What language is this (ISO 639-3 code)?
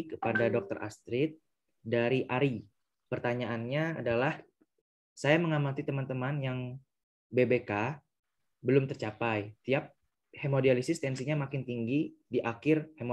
ind